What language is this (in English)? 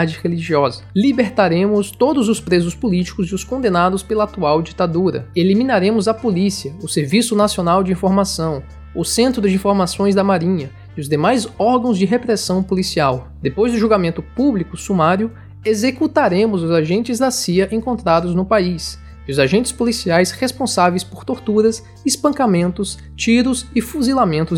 Portuguese